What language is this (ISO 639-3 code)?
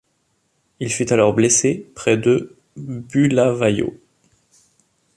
fra